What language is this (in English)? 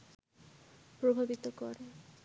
Bangla